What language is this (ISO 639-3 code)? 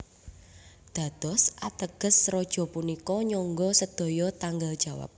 jav